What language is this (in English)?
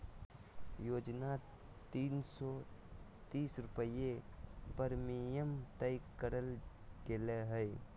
Magahi